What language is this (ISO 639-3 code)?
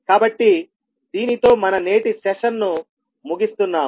tel